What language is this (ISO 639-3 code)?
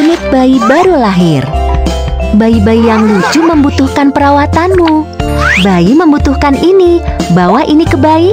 ind